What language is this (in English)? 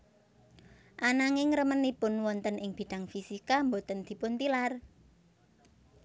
Javanese